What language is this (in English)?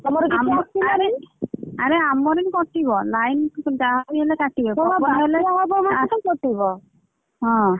Odia